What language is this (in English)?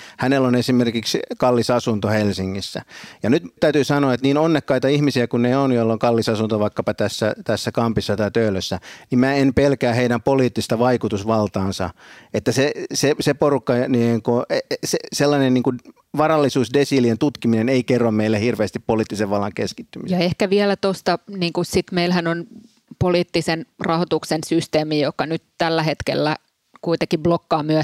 Finnish